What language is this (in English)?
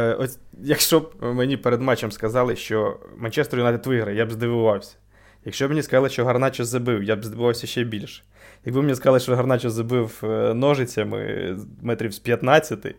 Ukrainian